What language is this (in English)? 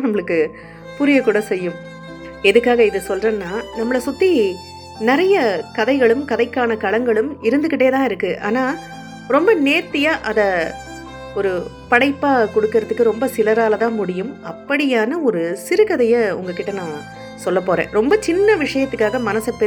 Tamil